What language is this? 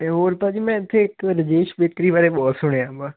Punjabi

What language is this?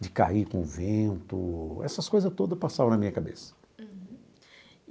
Portuguese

